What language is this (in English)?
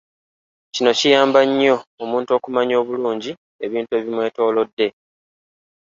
Ganda